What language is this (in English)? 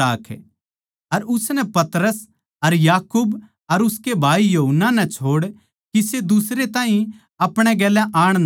Haryanvi